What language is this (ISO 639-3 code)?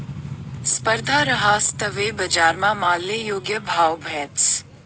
mar